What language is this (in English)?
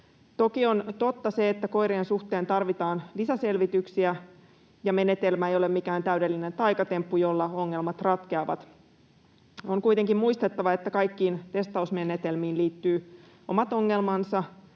Finnish